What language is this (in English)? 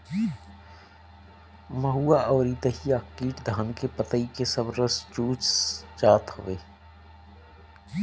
Bhojpuri